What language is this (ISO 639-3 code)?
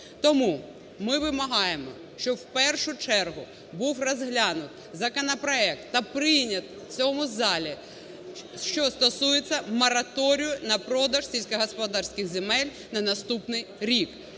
ukr